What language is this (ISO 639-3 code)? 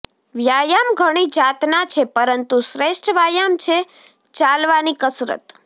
guj